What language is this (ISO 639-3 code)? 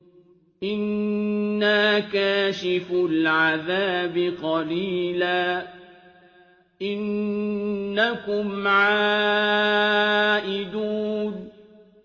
ara